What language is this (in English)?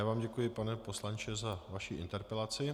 Czech